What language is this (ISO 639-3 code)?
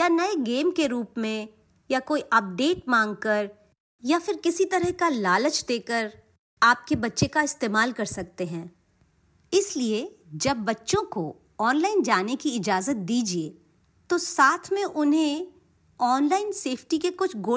hin